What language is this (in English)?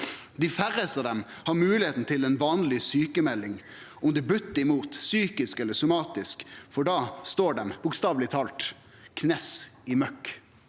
Norwegian